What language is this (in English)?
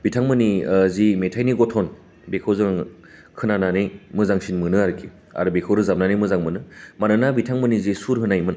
Bodo